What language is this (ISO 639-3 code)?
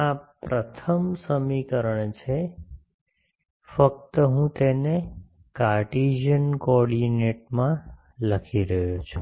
guj